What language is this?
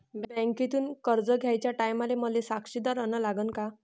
Marathi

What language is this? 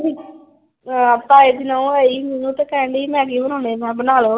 Punjabi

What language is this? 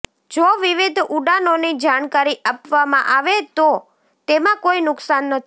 Gujarati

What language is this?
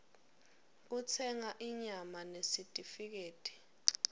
Swati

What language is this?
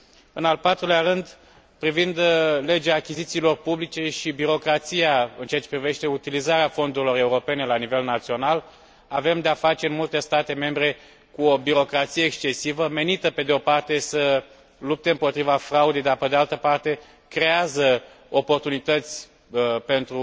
Romanian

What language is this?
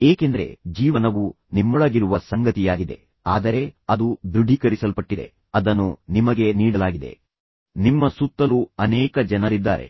Kannada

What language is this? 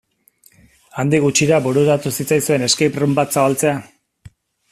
Basque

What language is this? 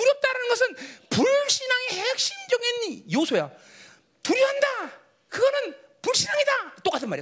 Korean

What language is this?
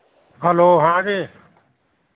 Urdu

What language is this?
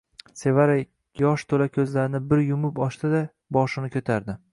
Uzbek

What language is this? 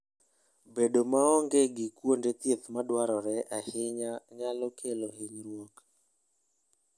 Luo (Kenya and Tanzania)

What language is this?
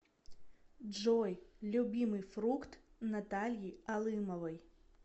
Russian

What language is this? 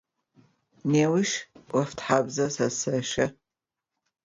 Adyghe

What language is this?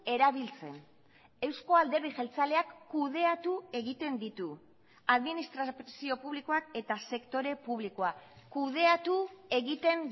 Basque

